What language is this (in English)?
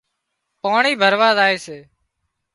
Wadiyara Koli